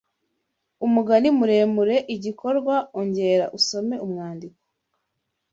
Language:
Kinyarwanda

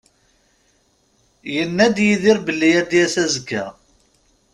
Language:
Kabyle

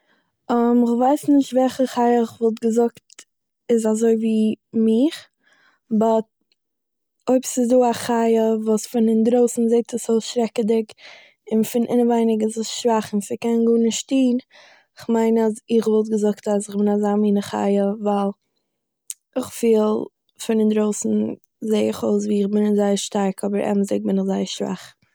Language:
Yiddish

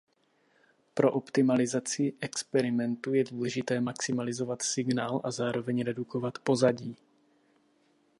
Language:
Czech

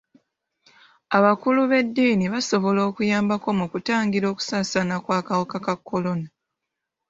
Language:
Ganda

